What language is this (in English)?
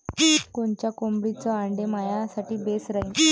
Marathi